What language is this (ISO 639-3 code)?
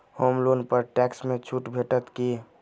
mai